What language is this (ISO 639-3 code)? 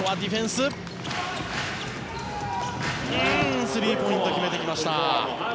jpn